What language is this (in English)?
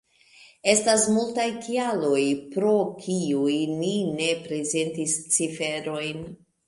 Esperanto